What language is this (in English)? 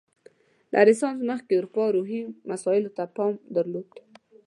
Pashto